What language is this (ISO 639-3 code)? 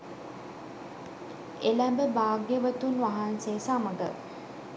sin